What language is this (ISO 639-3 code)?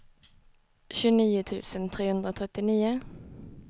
swe